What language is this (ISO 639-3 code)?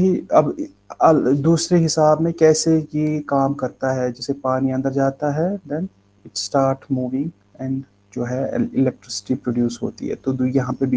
hin